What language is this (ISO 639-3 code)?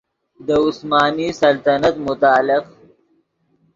ydg